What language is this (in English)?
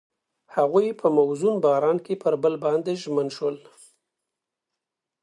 Pashto